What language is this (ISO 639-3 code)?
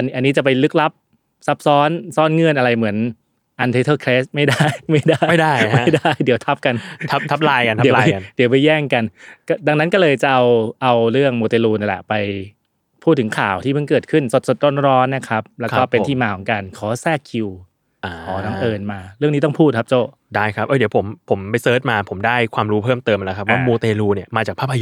tha